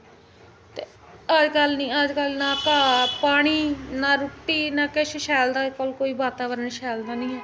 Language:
Dogri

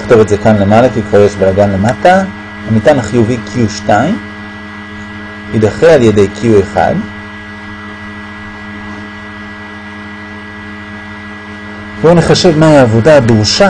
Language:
Hebrew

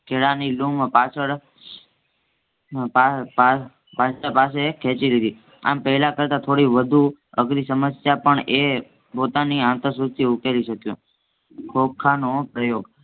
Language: Gujarati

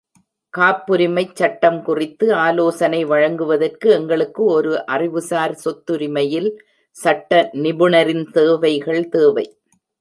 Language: Tamil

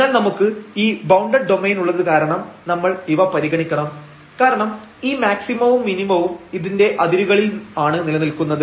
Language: Malayalam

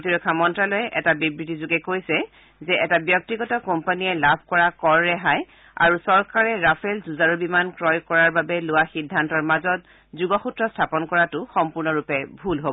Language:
Assamese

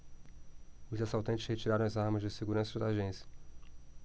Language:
Portuguese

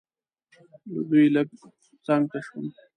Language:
Pashto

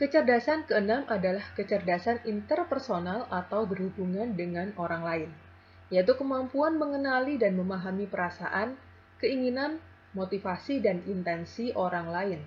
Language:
Indonesian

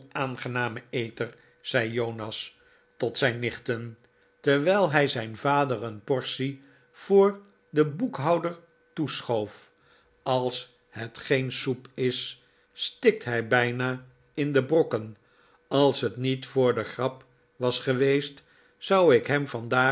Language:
Dutch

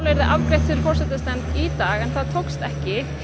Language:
Icelandic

